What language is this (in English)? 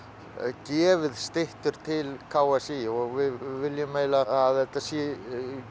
Icelandic